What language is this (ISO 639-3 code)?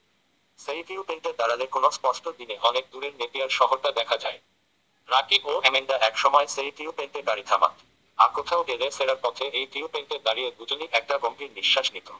ben